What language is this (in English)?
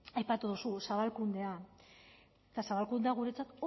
Basque